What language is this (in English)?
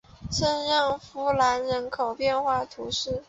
Chinese